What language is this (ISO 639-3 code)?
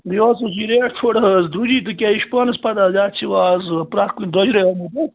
kas